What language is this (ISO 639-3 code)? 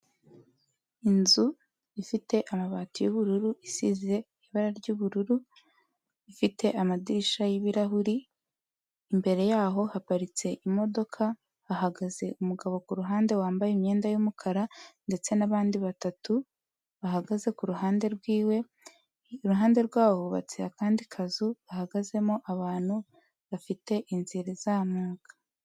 kin